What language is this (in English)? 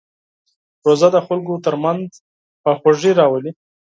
Pashto